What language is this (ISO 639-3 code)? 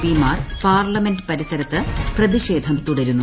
mal